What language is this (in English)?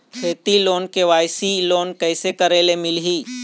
Chhattisgarhi